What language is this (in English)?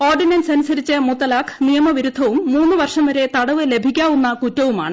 Malayalam